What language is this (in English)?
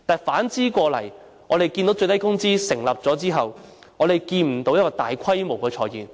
Cantonese